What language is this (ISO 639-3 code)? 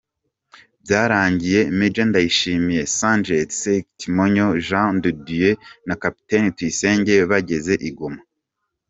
kin